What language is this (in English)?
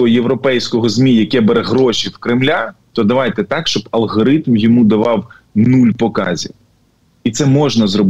Ukrainian